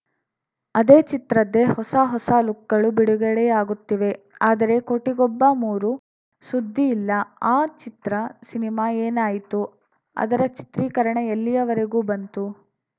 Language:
Kannada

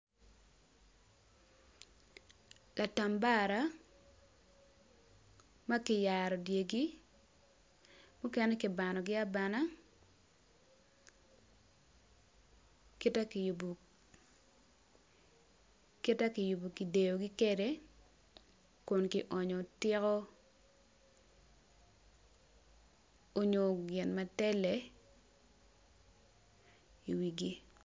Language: Acoli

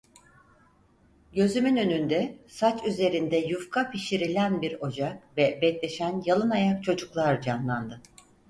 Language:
Turkish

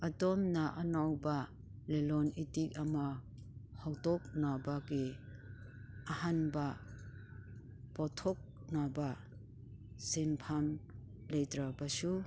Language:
Manipuri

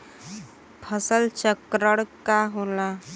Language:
Bhojpuri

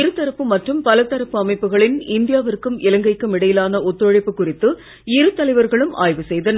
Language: Tamil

